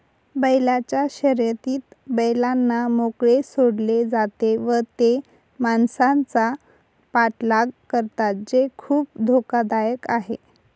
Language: Marathi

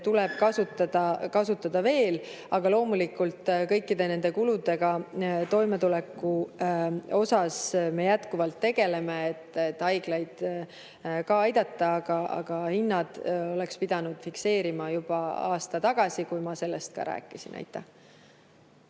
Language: Estonian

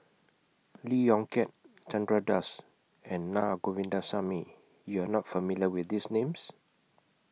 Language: English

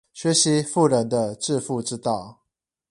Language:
Chinese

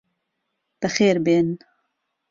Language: Central Kurdish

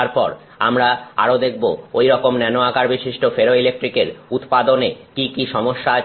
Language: Bangla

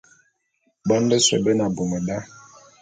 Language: Bulu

